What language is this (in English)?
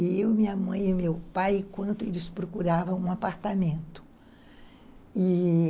Portuguese